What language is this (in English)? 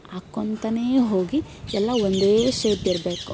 Kannada